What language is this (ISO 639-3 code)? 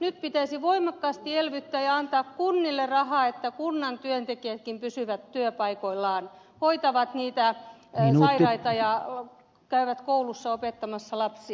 fin